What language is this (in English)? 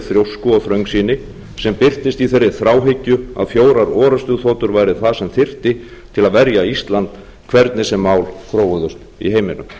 Icelandic